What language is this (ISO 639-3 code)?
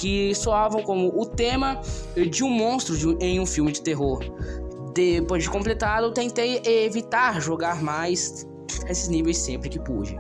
por